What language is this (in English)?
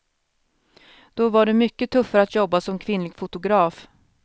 Swedish